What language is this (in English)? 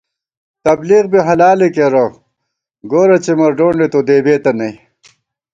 Gawar-Bati